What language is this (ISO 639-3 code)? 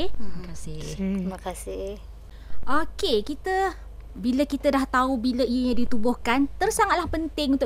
msa